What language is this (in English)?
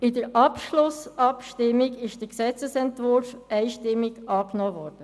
Swiss German